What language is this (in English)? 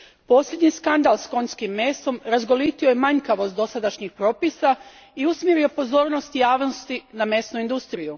Croatian